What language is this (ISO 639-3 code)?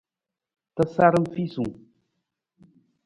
nmz